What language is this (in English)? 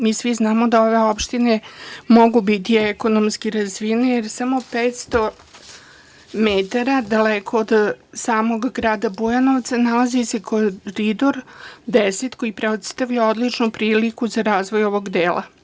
Serbian